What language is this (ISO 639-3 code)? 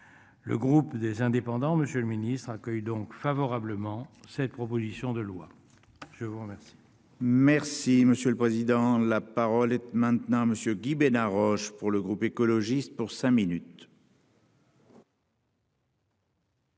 fra